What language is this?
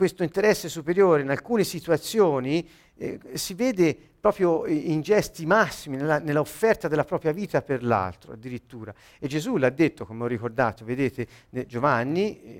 Italian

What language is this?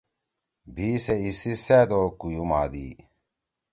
Torwali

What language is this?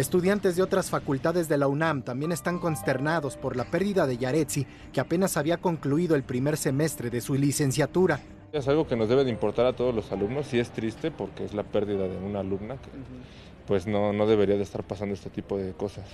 Spanish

